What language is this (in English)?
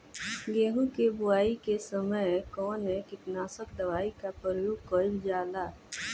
Bhojpuri